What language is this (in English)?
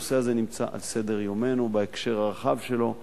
Hebrew